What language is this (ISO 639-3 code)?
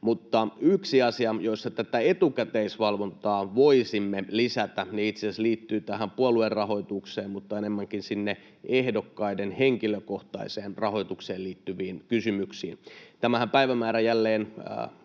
fin